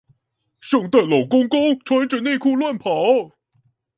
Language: Chinese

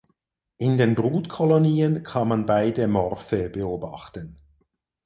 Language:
German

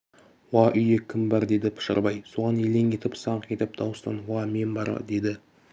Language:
Kazakh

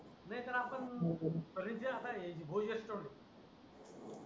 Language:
Marathi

